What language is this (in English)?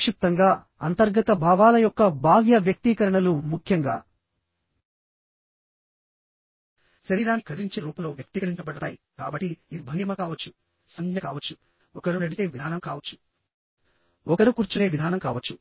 Telugu